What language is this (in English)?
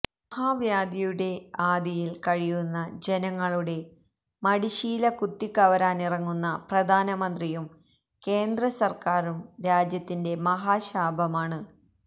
Malayalam